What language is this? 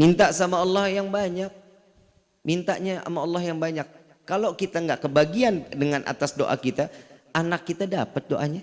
Indonesian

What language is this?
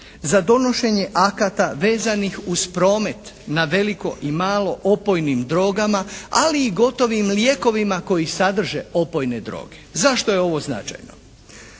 Croatian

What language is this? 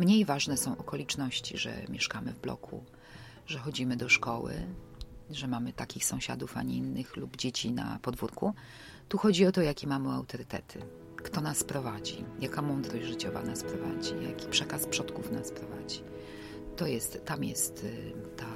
Polish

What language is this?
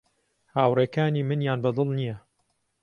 Central Kurdish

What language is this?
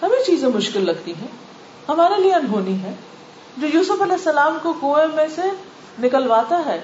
Urdu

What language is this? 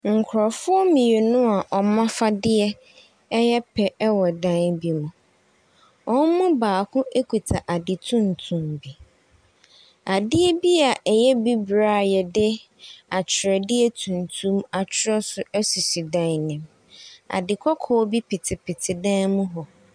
Akan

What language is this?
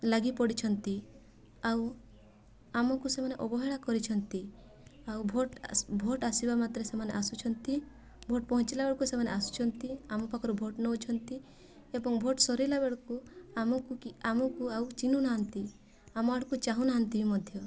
Odia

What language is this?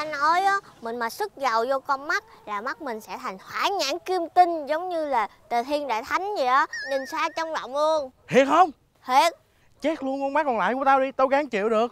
Vietnamese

